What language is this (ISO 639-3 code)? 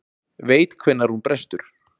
isl